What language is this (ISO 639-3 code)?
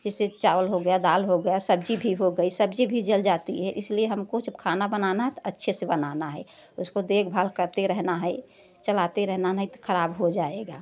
hin